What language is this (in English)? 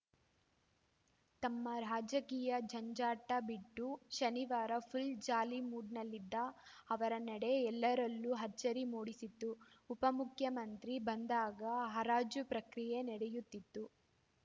Kannada